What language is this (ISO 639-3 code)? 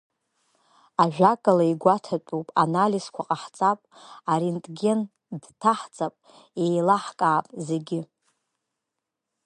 abk